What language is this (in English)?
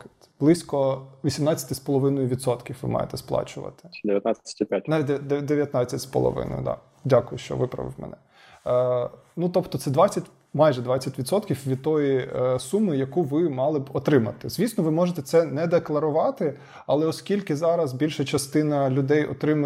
Ukrainian